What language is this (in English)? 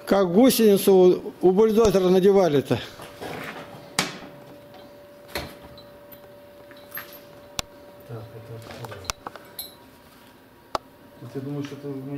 Russian